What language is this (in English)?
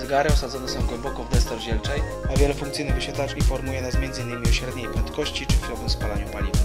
Polish